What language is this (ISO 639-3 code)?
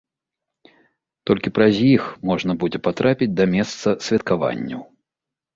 bel